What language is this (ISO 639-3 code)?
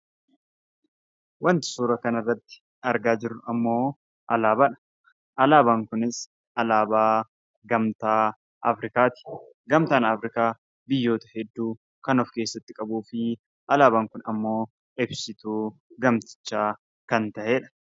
orm